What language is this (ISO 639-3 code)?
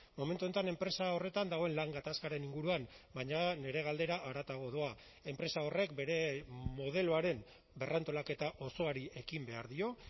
eus